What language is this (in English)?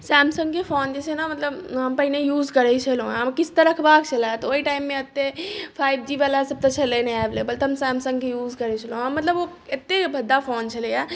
Maithili